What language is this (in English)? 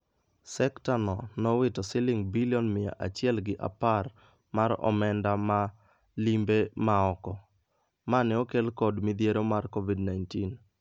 Luo (Kenya and Tanzania)